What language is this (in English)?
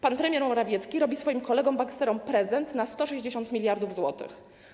Polish